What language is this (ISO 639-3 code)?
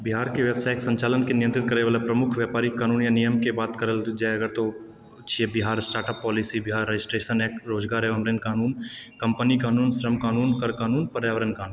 mai